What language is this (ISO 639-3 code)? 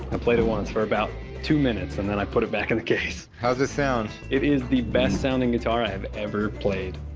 eng